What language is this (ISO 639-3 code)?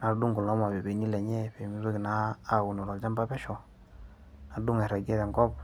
mas